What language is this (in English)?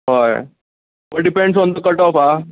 Konkani